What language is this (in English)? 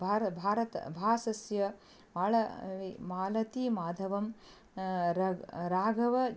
Sanskrit